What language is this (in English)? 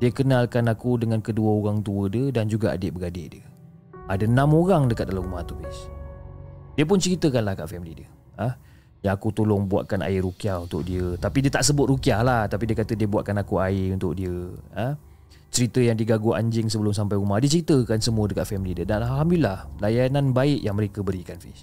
Malay